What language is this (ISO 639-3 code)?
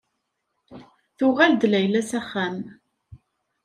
kab